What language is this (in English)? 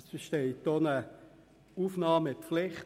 Swiss German